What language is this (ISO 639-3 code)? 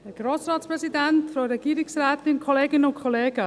gsw